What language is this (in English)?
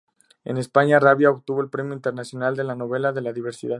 Spanish